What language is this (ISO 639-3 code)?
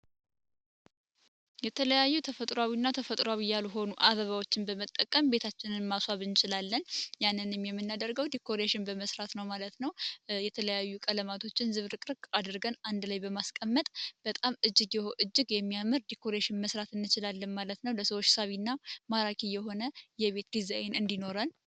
amh